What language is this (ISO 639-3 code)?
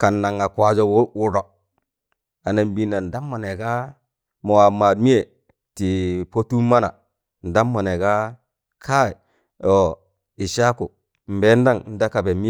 tan